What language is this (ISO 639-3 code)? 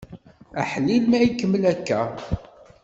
kab